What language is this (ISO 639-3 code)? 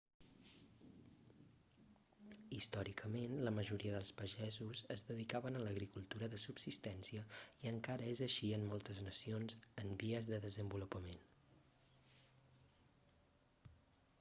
cat